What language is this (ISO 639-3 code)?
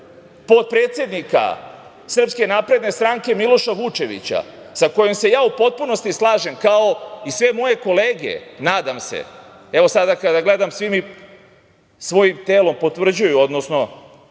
srp